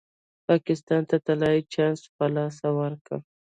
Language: Pashto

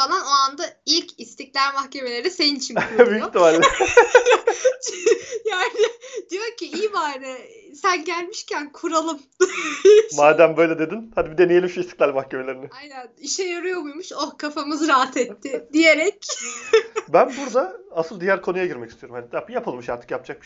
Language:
Turkish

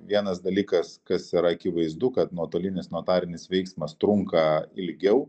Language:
Lithuanian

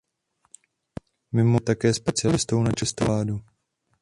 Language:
Czech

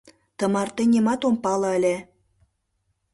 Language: Mari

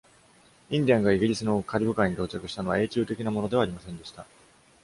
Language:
Japanese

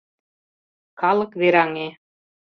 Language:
Mari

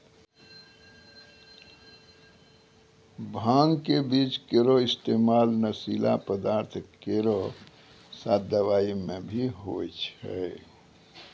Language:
Maithili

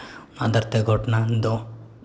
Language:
Santali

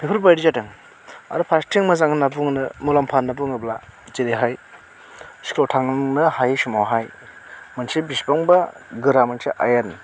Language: Bodo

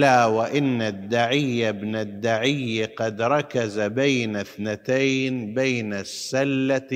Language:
Arabic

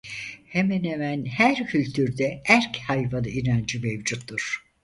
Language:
Turkish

